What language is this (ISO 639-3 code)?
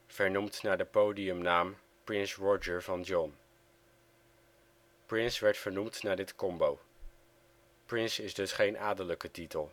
nld